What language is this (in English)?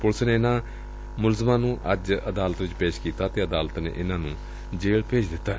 Punjabi